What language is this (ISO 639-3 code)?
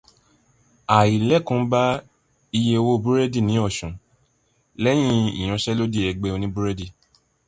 yor